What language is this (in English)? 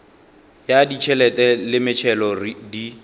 Northern Sotho